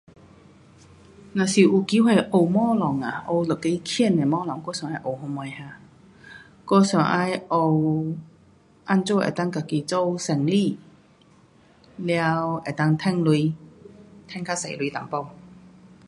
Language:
Pu-Xian Chinese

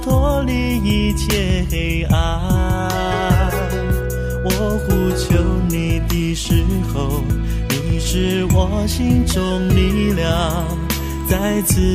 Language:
Chinese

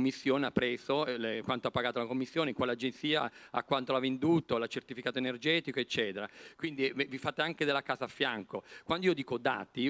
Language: Italian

